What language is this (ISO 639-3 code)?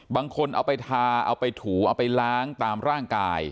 tha